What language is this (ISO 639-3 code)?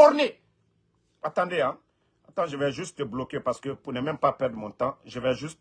fra